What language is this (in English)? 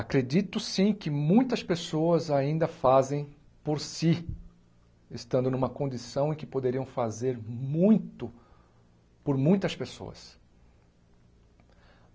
Portuguese